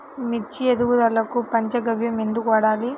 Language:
Telugu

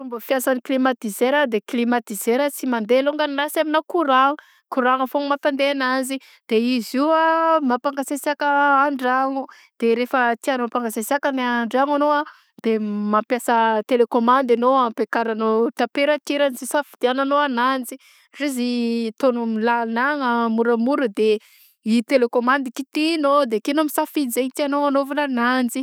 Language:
Southern Betsimisaraka Malagasy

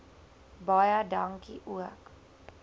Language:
Afrikaans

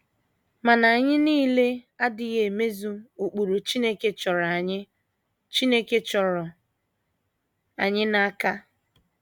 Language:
Igbo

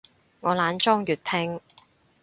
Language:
Cantonese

